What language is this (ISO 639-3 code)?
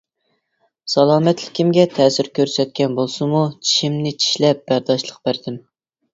uig